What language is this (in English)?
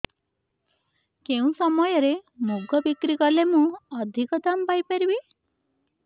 Odia